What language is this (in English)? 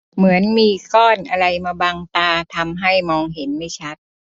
Thai